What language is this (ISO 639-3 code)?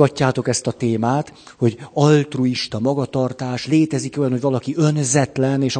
hun